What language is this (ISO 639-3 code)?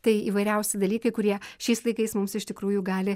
lit